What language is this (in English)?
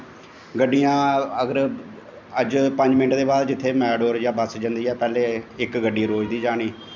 Dogri